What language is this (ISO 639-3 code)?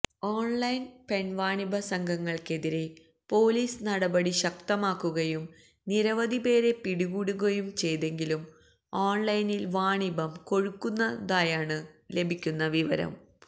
mal